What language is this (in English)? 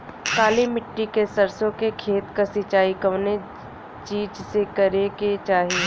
Bhojpuri